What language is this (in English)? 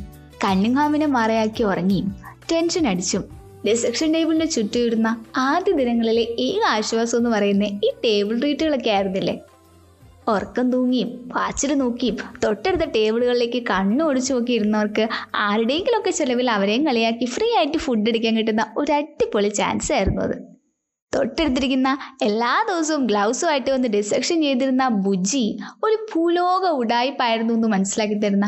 Malayalam